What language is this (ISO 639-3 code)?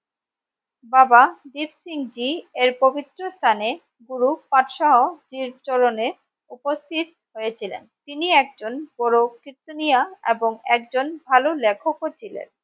ben